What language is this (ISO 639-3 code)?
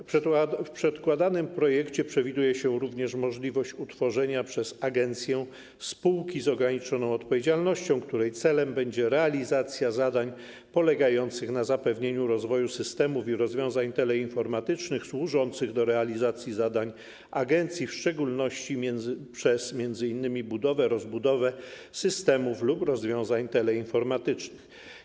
pol